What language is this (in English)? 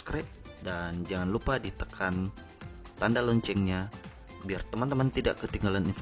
Indonesian